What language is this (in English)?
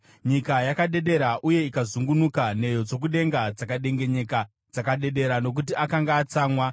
Shona